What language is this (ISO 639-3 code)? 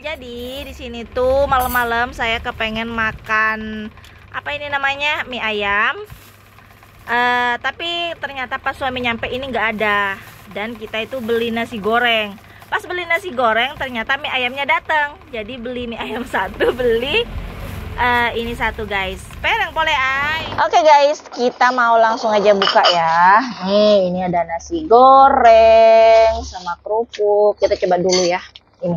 ind